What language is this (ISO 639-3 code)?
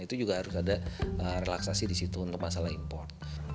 ind